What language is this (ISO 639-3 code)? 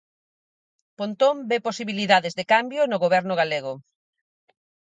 glg